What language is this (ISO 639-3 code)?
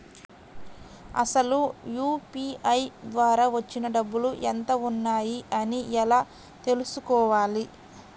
tel